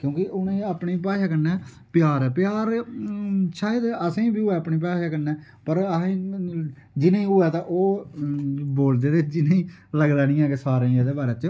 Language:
Dogri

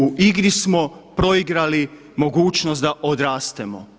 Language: Croatian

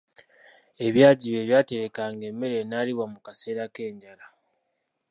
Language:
Ganda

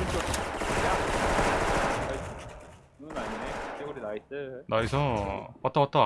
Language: Korean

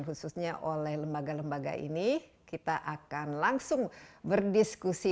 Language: Indonesian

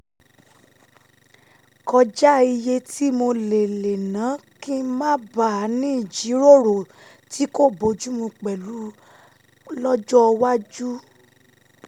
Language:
Yoruba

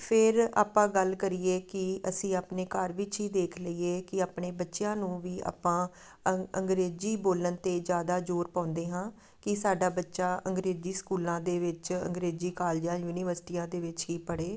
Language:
Punjabi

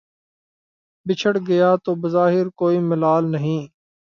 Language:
Urdu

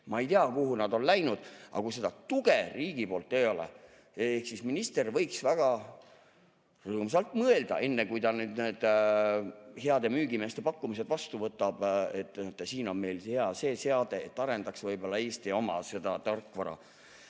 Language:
Estonian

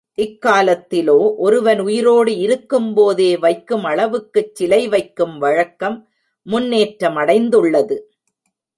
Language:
Tamil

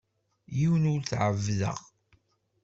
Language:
Kabyle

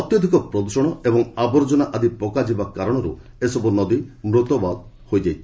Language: Odia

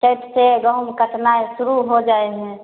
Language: Maithili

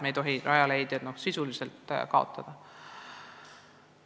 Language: Estonian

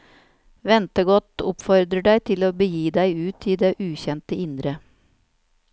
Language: Norwegian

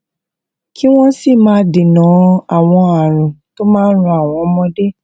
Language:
Yoruba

